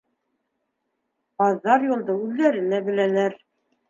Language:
Bashkir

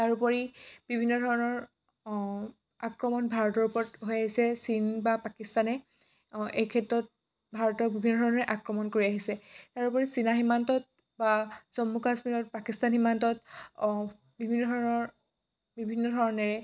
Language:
Assamese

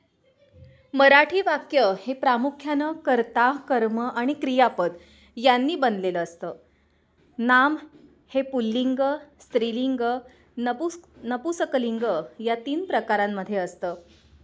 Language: Marathi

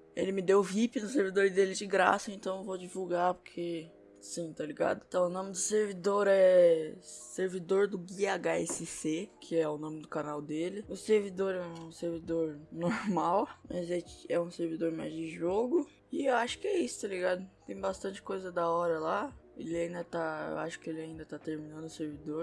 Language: Portuguese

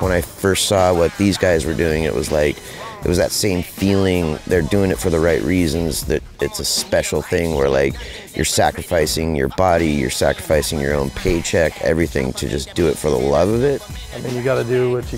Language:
English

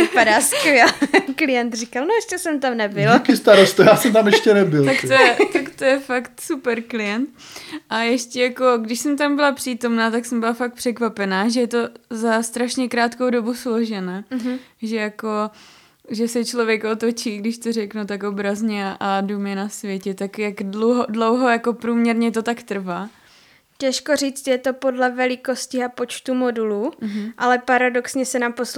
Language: Czech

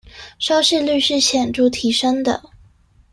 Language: Chinese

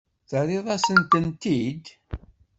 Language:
Kabyle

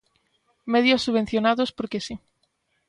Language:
Galician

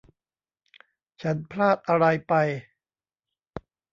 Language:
Thai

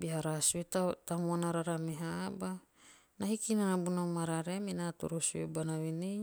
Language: Teop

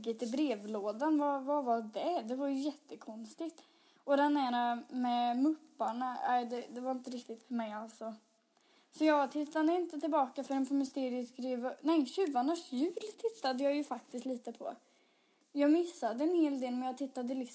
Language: Swedish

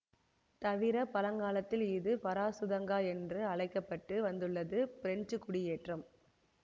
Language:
Tamil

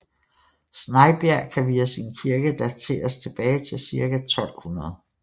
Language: Danish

